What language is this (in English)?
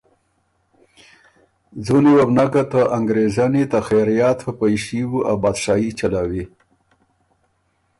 Ormuri